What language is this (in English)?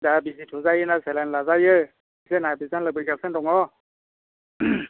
Bodo